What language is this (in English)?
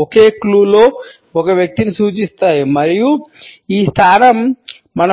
Telugu